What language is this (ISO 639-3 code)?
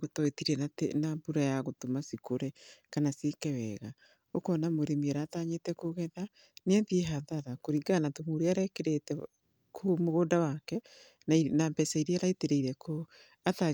kik